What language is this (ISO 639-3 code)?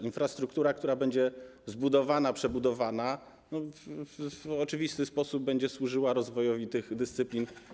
pol